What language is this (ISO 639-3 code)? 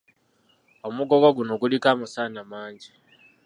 lug